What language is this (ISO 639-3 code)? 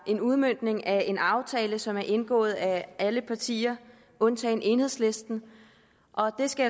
dan